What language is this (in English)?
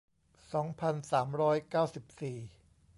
Thai